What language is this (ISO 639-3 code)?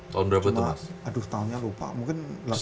ind